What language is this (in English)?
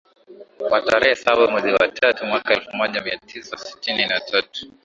Swahili